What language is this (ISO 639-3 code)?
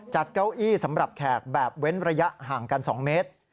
tha